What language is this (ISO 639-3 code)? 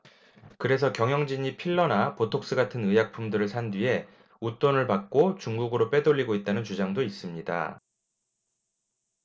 kor